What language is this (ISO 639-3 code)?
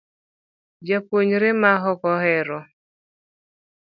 luo